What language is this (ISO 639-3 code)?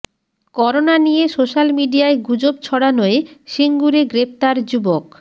ben